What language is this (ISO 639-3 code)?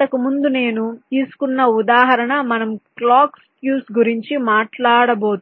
tel